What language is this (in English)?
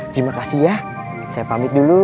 Indonesian